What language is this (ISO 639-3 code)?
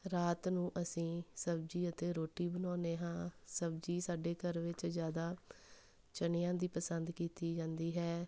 pan